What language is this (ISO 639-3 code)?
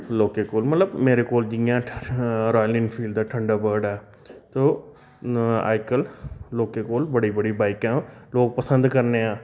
doi